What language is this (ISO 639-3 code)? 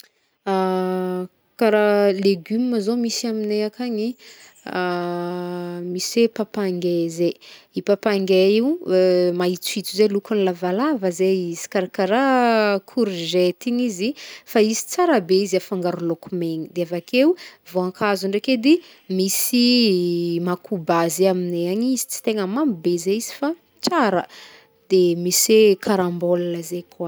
bmm